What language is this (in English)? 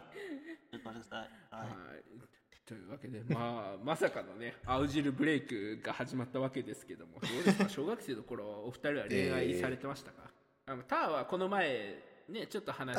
Japanese